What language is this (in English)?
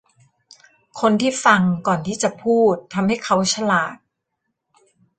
Thai